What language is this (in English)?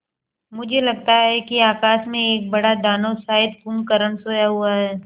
Hindi